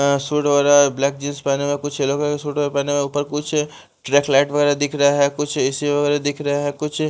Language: Hindi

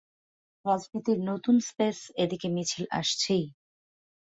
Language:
Bangla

